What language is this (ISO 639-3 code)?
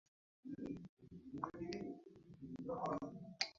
mdd